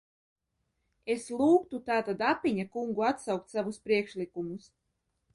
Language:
Latvian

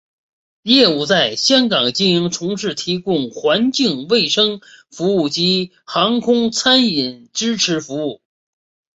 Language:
Chinese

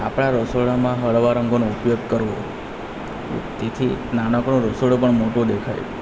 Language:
Gujarati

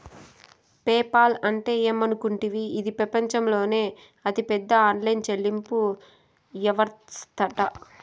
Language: Telugu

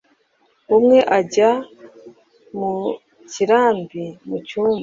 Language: Kinyarwanda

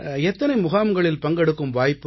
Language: Tamil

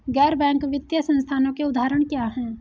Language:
Hindi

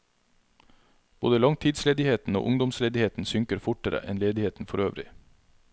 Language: Norwegian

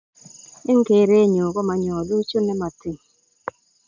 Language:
Kalenjin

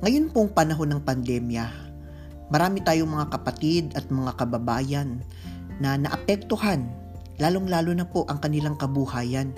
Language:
Filipino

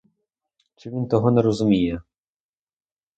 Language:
Ukrainian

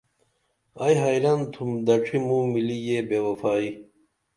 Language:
Dameli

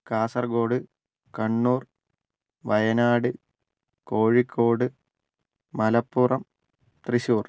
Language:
Malayalam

